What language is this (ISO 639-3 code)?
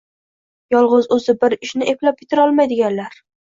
uzb